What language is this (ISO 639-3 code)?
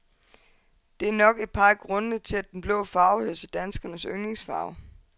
dan